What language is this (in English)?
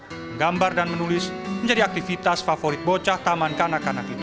Indonesian